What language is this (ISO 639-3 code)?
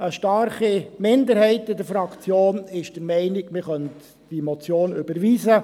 gsw